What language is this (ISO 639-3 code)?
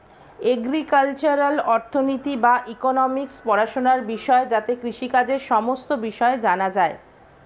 ben